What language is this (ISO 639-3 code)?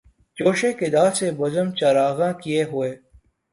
urd